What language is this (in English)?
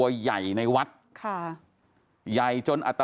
Thai